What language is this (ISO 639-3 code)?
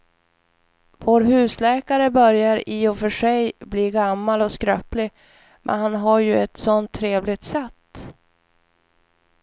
swe